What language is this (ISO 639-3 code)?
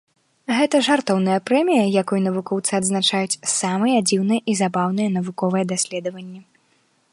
bel